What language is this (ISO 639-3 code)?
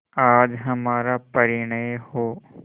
hin